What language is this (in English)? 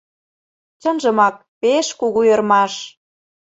Mari